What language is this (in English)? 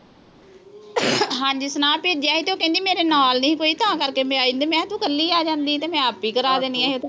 Punjabi